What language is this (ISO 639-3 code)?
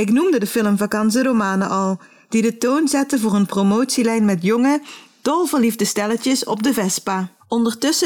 nld